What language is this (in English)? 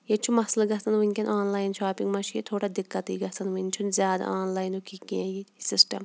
Kashmiri